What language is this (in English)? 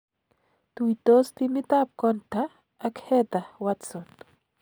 Kalenjin